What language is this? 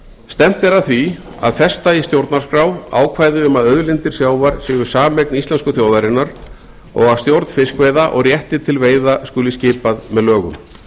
Icelandic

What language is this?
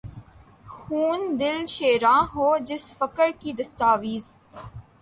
Urdu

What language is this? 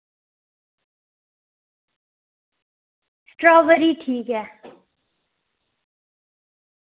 Dogri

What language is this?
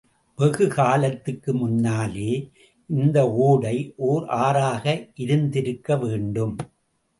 Tamil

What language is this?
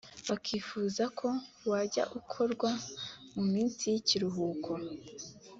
Kinyarwanda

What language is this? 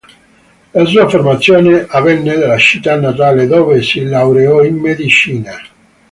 Italian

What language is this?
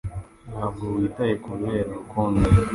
Kinyarwanda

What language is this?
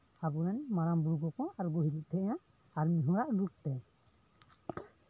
Santali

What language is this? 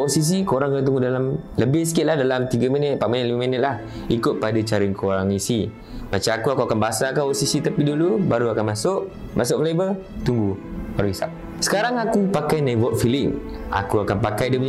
Malay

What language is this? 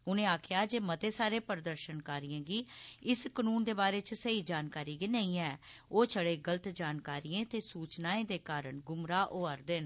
Dogri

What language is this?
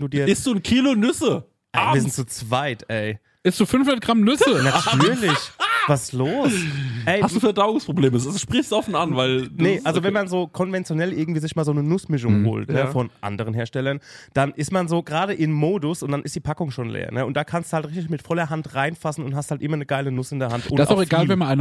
German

